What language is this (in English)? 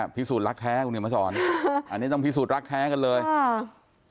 Thai